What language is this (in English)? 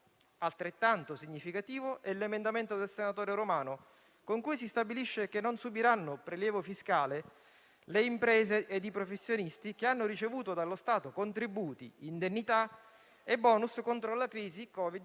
Italian